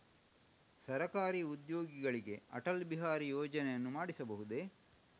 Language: Kannada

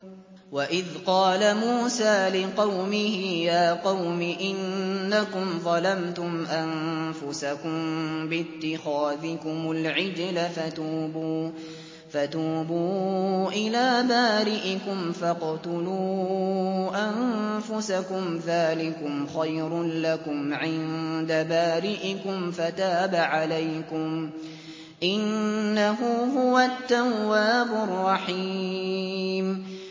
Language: Arabic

